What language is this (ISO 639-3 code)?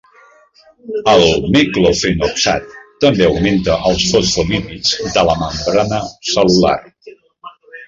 cat